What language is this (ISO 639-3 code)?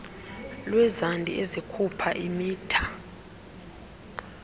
xho